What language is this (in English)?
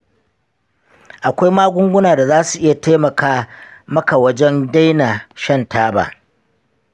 Hausa